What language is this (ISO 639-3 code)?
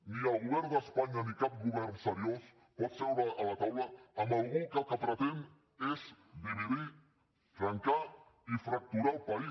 cat